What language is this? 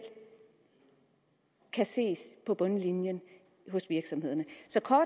Danish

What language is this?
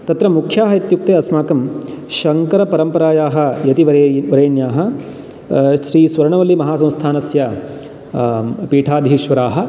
Sanskrit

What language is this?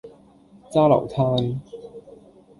Cantonese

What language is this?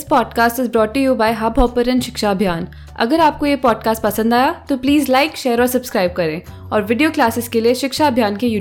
Hindi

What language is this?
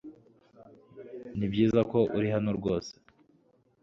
Kinyarwanda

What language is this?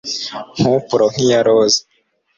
Kinyarwanda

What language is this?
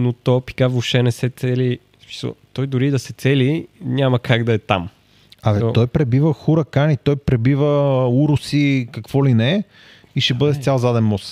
Bulgarian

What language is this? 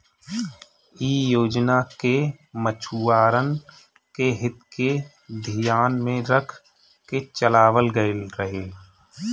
Bhojpuri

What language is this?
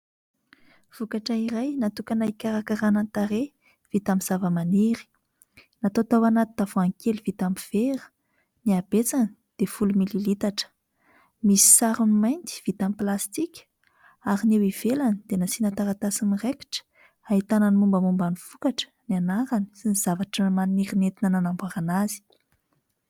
Malagasy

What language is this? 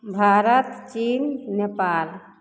Maithili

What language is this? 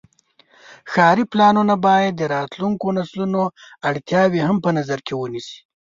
Pashto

